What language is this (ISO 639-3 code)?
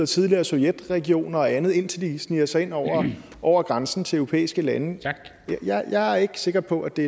dan